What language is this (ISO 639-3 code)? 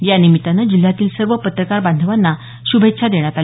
mar